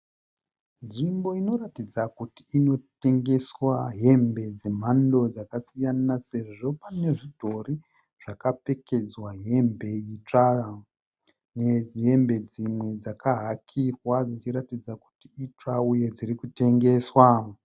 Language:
Shona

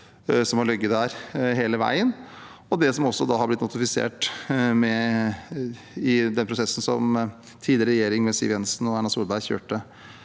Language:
Norwegian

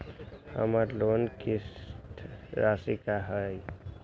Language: Magahi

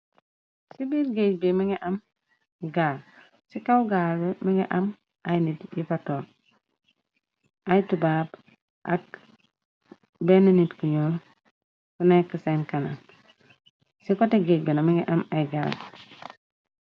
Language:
Wolof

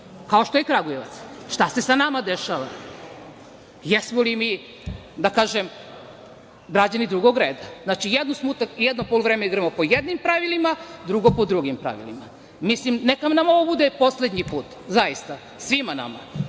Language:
Serbian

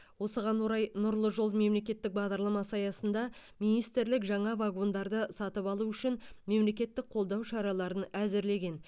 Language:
Kazakh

